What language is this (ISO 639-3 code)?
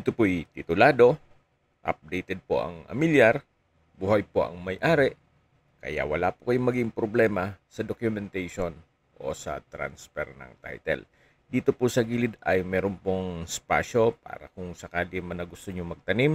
fil